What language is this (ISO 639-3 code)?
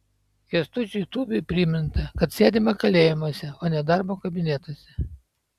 lit